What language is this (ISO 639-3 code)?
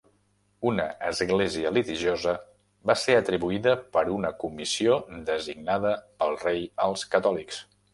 cat